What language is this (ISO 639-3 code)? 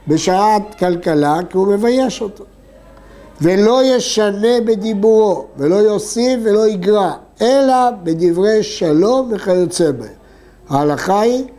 heb